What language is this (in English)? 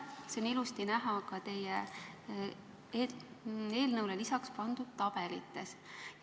Estonian